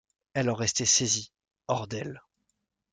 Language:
French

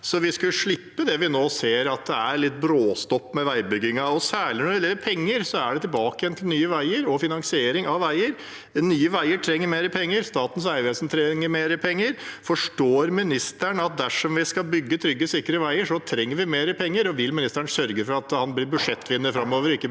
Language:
Norwegian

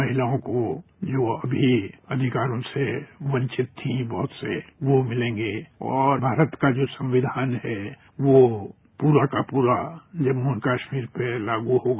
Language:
Hindi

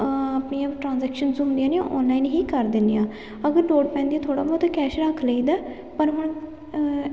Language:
Punjabi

